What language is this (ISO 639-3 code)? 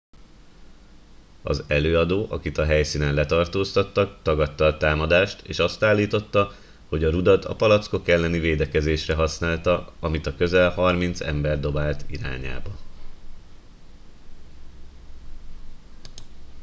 hun